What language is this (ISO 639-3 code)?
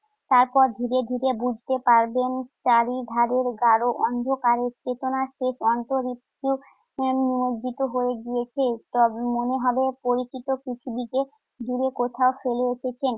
ben